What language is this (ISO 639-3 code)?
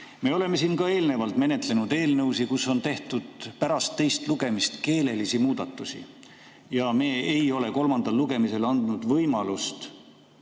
est